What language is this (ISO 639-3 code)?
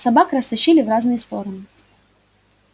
rus